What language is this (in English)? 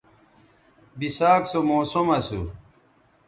Bateri